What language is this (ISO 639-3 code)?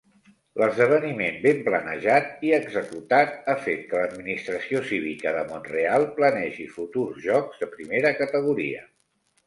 cat